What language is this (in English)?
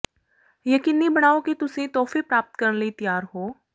Punjabi